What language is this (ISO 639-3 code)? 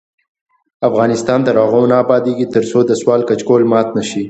pus